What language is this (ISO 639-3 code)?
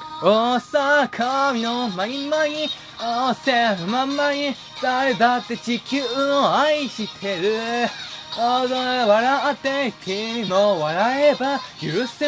jpn